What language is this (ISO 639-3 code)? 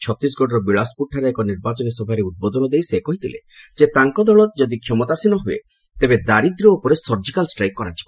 ori